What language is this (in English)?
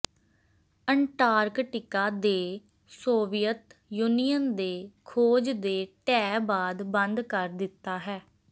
Punjabi